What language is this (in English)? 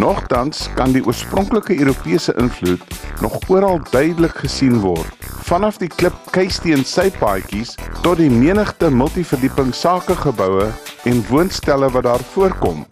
Dutch